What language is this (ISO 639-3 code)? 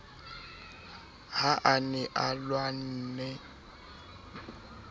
sot